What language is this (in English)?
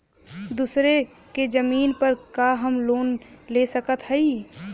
Bhojpuri